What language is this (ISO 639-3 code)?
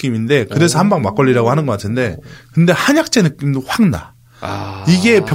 kor